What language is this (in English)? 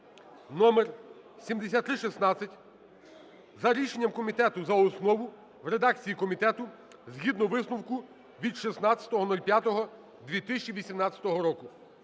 Ukrainian